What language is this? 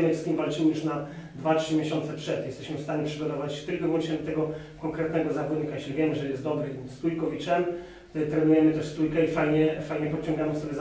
Polish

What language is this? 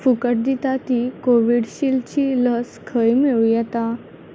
Konkani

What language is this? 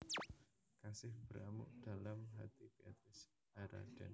Javanese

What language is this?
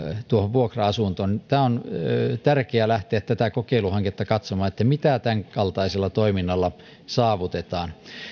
Finnish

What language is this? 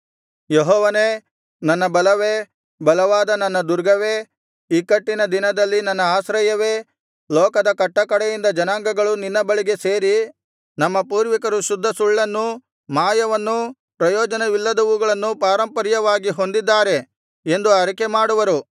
Kannada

